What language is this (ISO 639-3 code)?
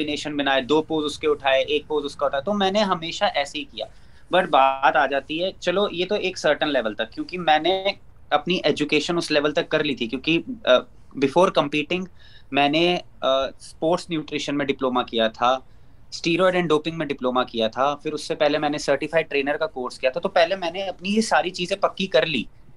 urd